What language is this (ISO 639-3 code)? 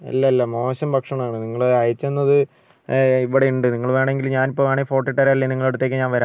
mal